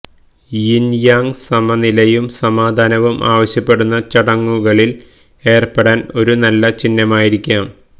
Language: Malayalam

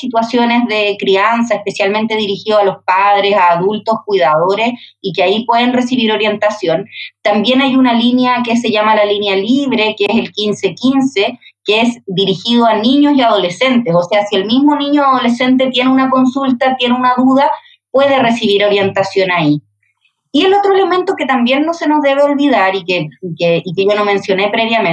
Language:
Spanish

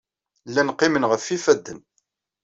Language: Kabyle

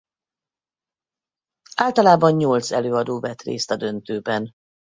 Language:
Hungarian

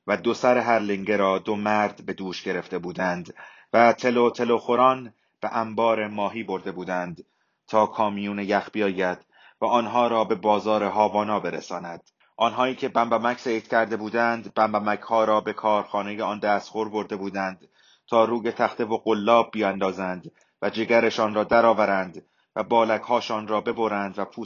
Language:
Persian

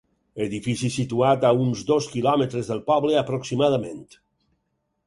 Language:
Catalan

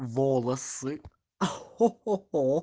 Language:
Russian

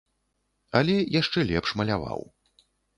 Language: Belarusian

